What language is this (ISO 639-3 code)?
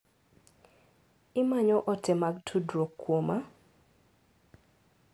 luo